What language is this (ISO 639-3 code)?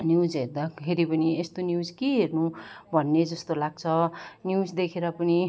nep